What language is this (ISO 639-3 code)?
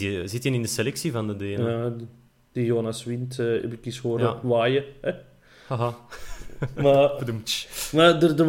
nld